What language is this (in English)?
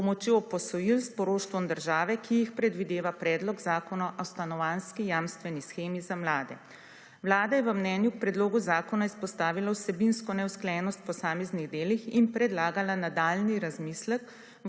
Slovenian